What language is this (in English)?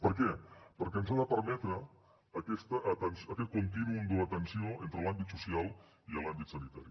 Catalan